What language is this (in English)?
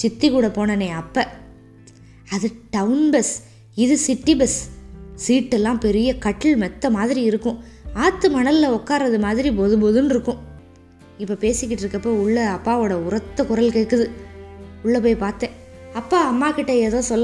Tamil